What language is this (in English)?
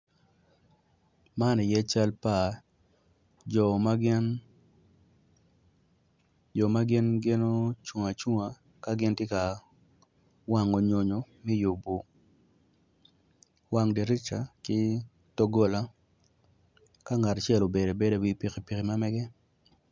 Acoli